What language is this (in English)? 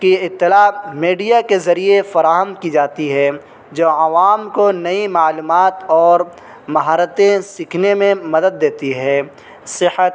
Urdu